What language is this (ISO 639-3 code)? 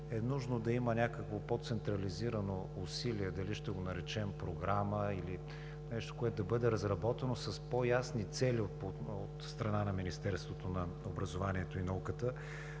bul